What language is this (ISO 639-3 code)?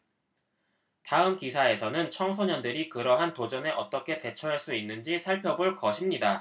kor